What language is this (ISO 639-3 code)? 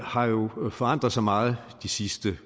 dan